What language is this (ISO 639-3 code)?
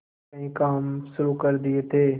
hin